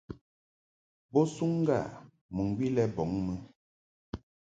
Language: Mungaka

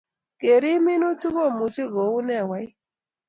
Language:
Kalenjin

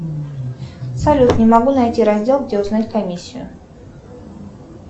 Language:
Russian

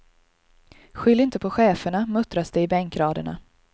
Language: Swedish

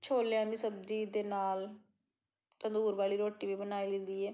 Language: Punjabi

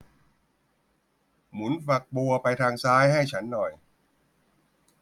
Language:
Thai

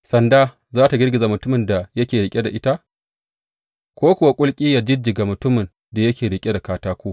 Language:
Hausa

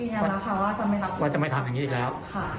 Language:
Thai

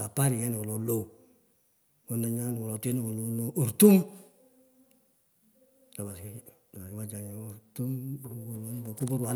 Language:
Pökoot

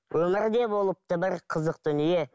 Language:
Kazakh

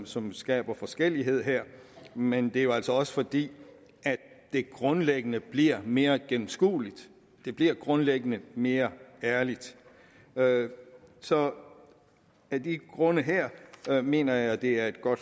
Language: Danish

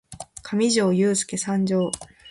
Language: Japanese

